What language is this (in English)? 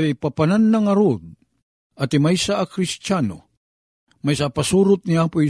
Filipino